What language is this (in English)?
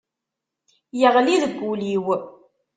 Kabyle